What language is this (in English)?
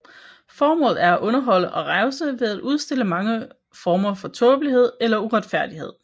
Danish